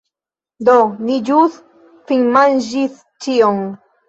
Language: Esperanto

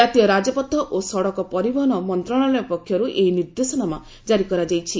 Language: Odia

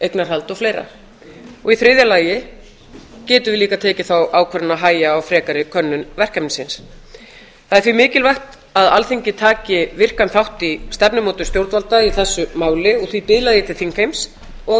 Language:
Icelandic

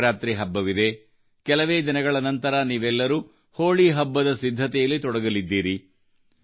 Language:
Kannada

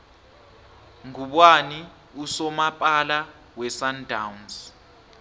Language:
South Ndebele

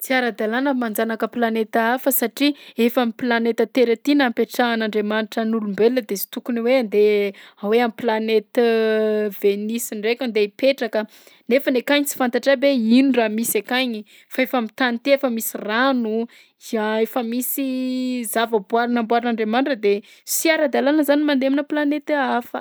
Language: Southern Betsimisaraka Malagasy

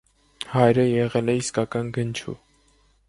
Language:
Armenian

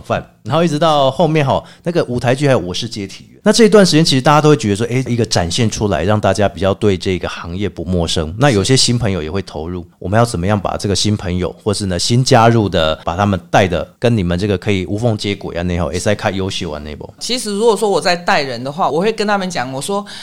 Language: Chinese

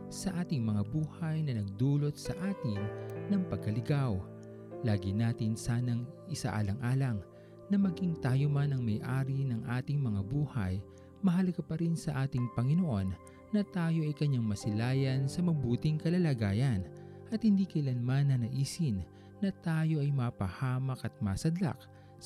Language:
Filipino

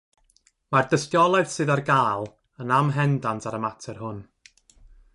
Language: Welsh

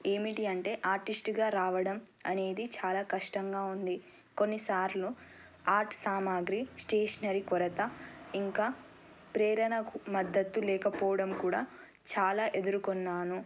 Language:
Telugu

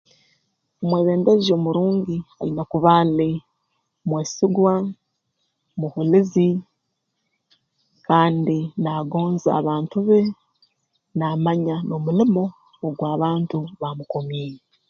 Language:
Tooro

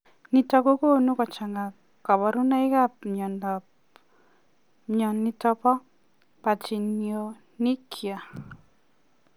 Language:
Kalenjin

